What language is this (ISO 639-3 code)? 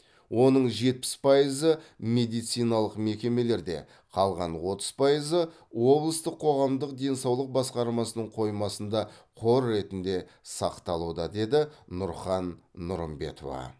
kaz